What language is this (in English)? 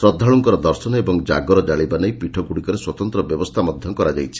Odia